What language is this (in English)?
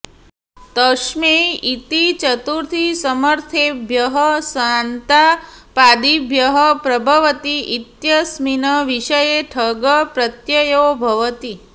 Sanskrit